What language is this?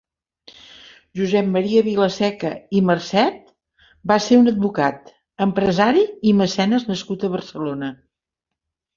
Catalan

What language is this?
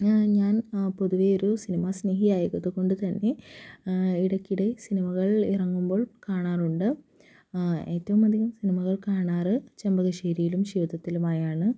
Malayalam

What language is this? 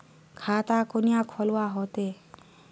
Magahi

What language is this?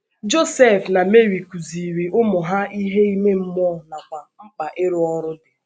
Igbo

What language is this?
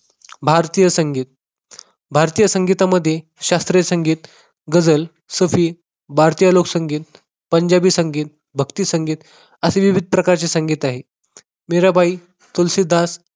Marathi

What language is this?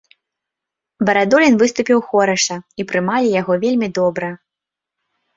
Belarusian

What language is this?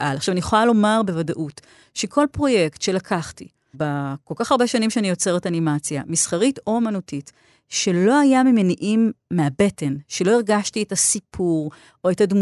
Hebrew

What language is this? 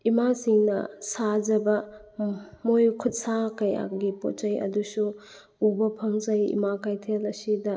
Manipuri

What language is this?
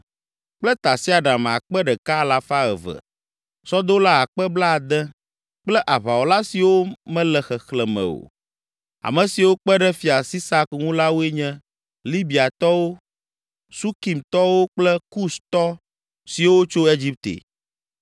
Ewe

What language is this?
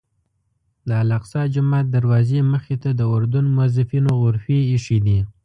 Pashto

